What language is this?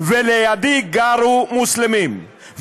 Hebrew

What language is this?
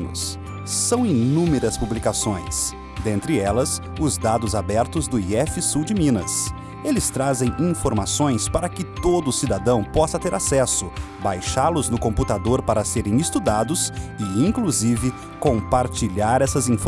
Portuguese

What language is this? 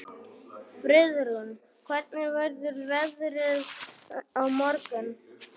Icelandic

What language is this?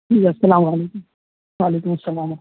Urdu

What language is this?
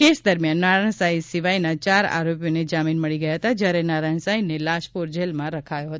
Gujarati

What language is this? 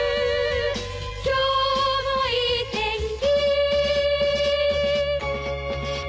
Japanese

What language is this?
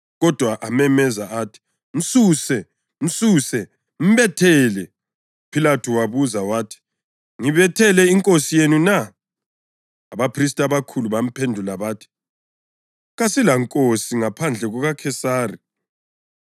North Ndebele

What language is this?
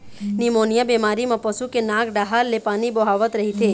Chhattisgarhi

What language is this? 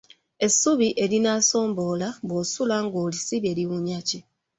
Ganda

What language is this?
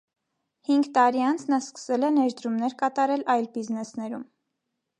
Armenian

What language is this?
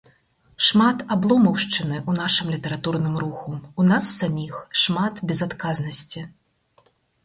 Belarusian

